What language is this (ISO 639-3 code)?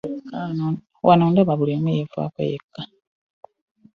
lug